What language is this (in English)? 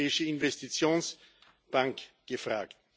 German